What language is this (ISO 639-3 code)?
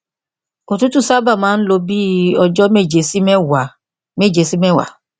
yor